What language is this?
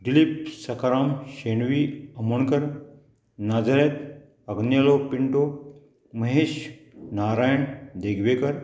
Konkani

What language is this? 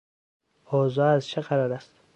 Persian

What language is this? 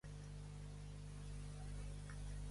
Spanish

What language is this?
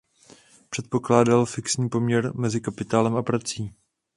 Czech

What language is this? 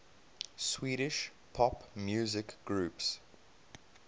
English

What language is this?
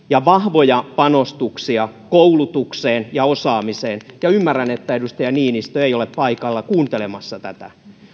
Finnish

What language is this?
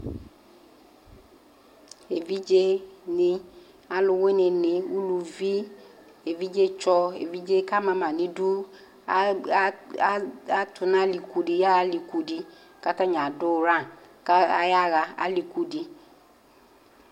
Ikposo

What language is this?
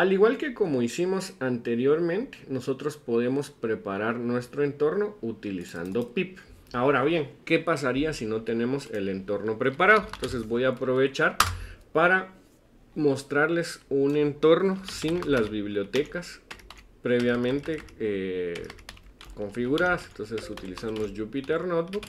Spanish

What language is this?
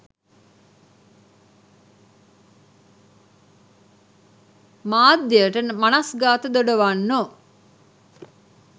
Sinhala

